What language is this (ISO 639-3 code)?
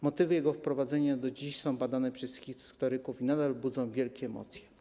pol